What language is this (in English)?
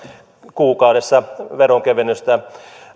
Finnish